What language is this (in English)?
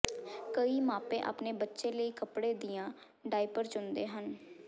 Punjabi